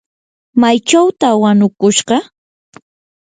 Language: Yanahuanca Pasco Quechua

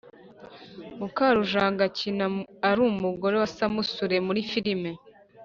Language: Kinyarwanda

